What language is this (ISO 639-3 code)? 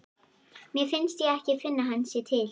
isl